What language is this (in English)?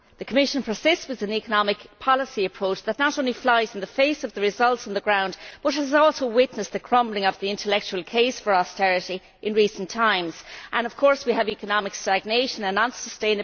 English